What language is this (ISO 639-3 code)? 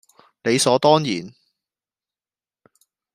zho